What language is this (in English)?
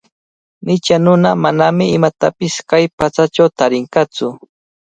Cajatambo North Lima Quechua